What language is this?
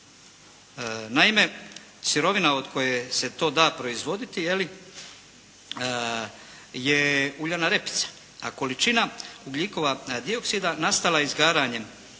Croatian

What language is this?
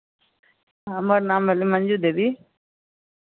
Maithili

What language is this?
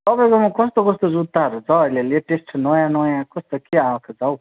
Nepali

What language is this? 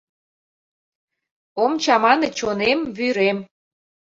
Mari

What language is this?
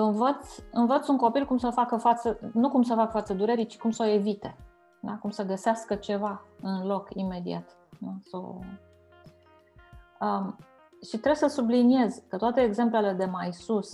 Romanian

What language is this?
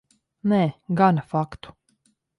Latvian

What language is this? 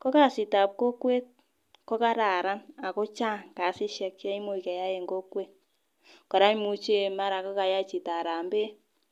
Kalenjin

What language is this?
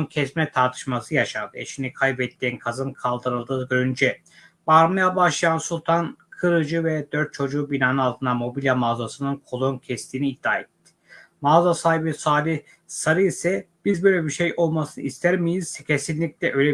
Turkish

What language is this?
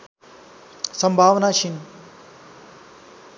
Nepali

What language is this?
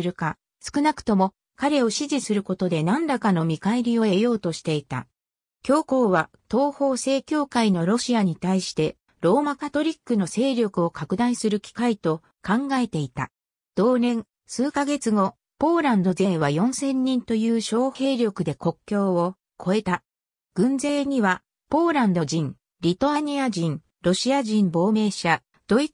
Japanese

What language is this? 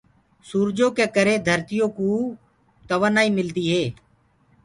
Gurgula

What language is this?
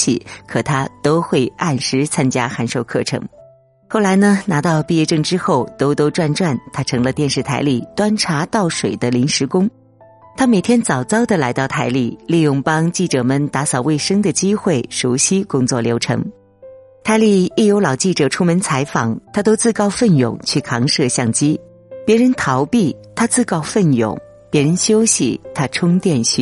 Chinese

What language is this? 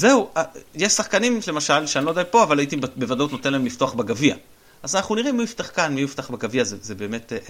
Hebrew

